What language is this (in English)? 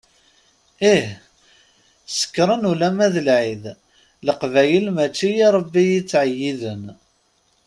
Kabyle